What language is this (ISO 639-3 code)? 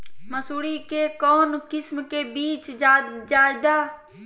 mag